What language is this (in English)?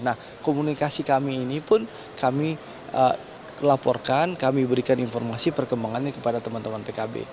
Indonesian